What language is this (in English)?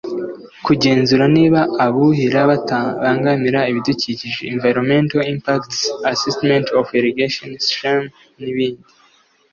Kinyarwanda